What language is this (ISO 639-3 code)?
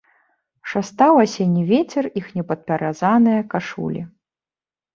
bel